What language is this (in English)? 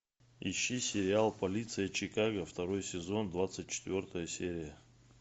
Russian